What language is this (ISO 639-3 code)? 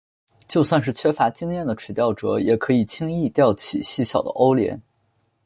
zho